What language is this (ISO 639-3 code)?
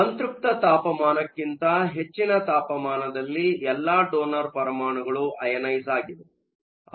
kan